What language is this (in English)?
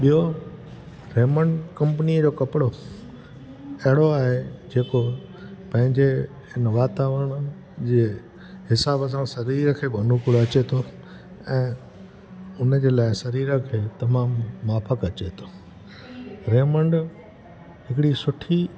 Sindhi